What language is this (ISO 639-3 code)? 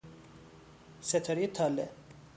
fas